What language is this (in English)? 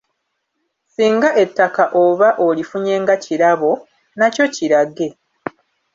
Ganda